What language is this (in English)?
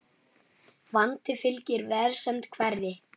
Icelandic